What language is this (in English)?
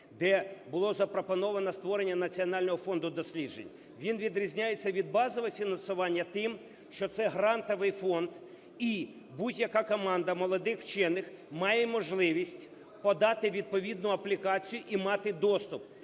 Ukrainian